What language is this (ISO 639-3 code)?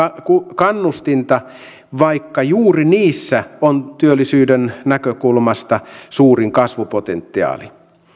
fin